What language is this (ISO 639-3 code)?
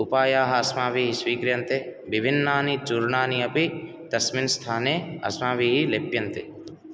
san